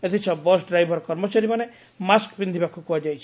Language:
Odia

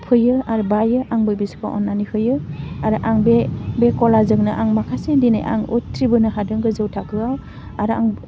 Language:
Bodo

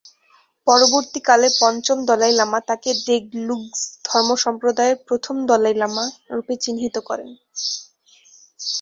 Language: Bangla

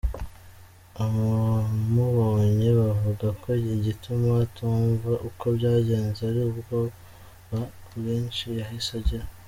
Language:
Kinyarwanda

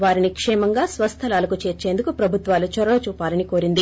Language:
Telugu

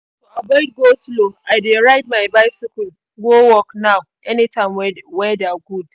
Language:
Nigerian Pidgin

